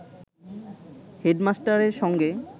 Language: Bangla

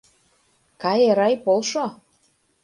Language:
Mari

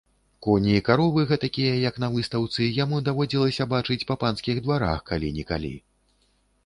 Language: Belarusian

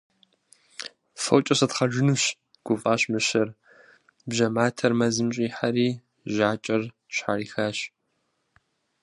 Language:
Kabardian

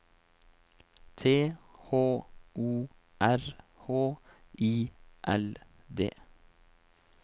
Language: Norwegian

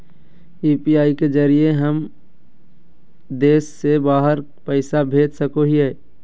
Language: Magahi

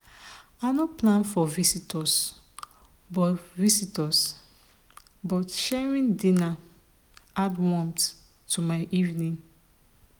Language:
Nigerian Pidgin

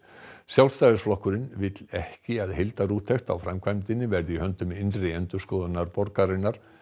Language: Icelandic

